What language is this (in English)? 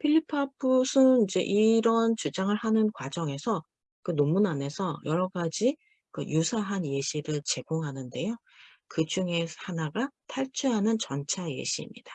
Korean